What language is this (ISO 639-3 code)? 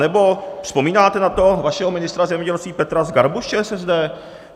ces